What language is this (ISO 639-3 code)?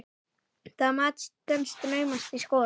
isl